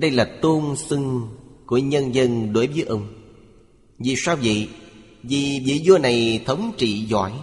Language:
Vietnamese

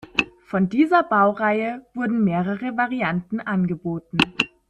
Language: German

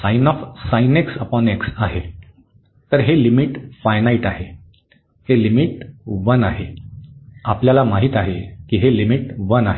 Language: Marathi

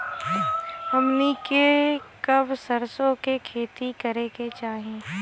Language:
Bhojpuri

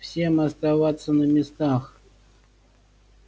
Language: Russian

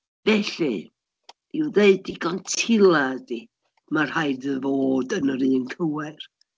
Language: Welsh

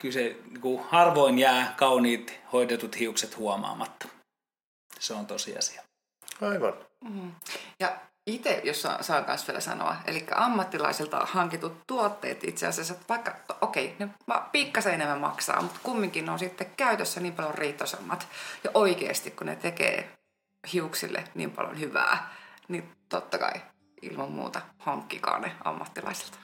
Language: Finnish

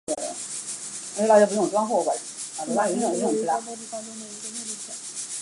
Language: Chinese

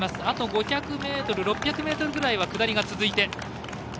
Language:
Japanese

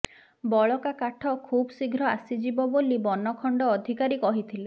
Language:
Odia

